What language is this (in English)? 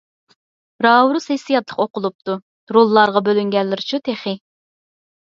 Uyghur